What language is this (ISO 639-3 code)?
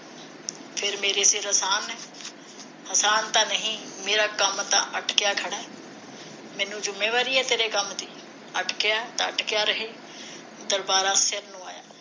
pan